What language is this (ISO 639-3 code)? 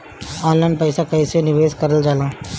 bho